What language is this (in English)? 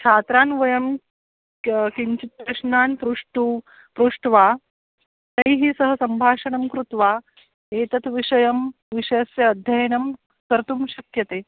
Sanskrit